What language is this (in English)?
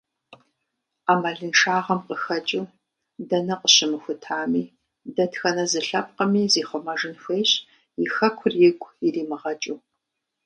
Kabardian